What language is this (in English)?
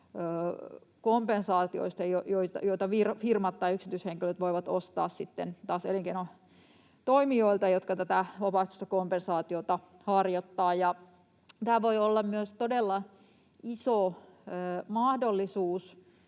Finnish